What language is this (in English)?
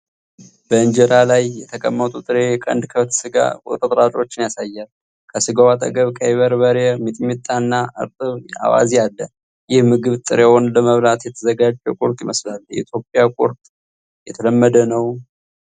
Amharic